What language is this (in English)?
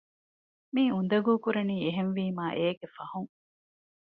Divehi